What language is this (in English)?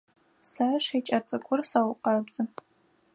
Adyghe